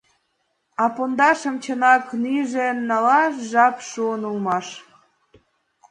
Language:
Mari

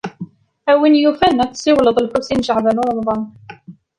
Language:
Kabyle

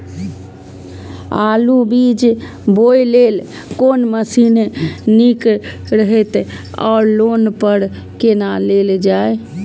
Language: Maithili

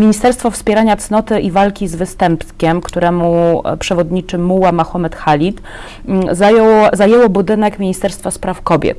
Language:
Polish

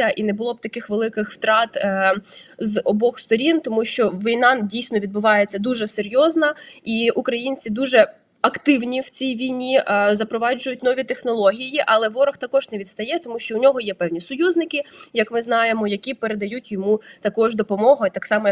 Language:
Ukrainian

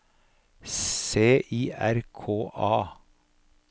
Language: Norwegian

